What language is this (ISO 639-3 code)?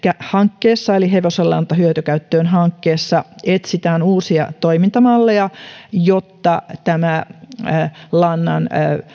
fin